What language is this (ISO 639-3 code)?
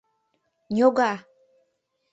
chm